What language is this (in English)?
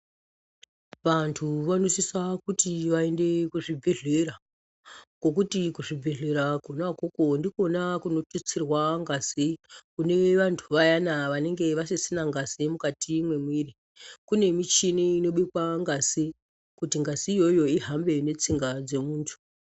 Ndau